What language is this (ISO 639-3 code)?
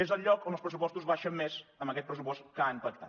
cat